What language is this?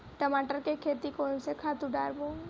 Chhattisgarhi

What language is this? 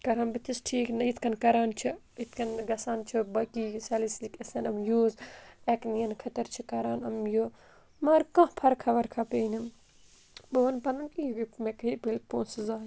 Kashmiri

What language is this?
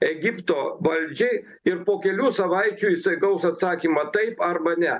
Lithuanian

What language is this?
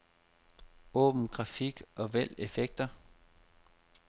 Danish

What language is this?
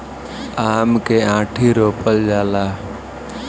Bhojpuri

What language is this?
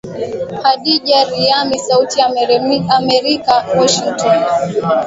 Swahili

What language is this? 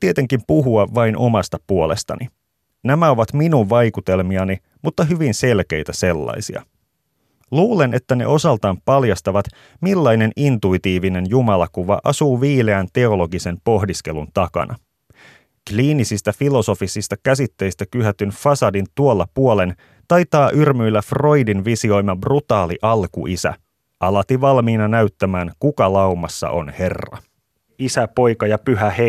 Finnish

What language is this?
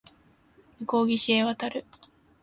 Japanese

